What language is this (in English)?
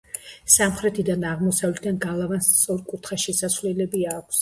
Georgian